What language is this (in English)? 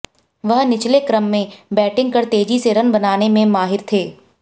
Hindi